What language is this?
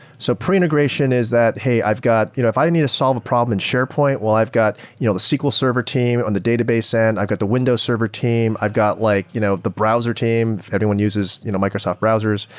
English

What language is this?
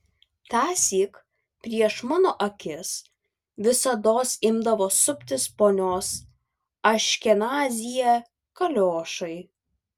Lithuanian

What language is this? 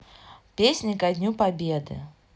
Russian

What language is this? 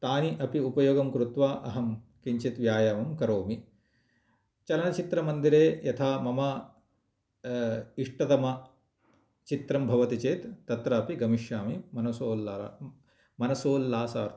Sanskrit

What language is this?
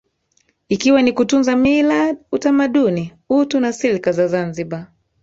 Swahili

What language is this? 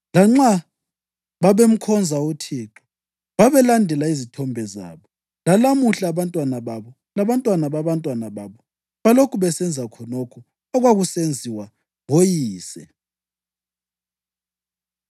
North Ndebele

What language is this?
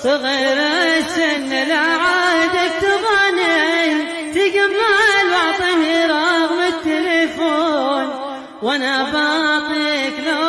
Arabic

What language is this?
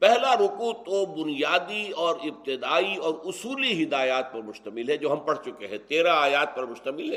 Urdu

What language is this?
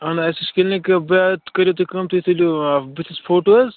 Kashmiri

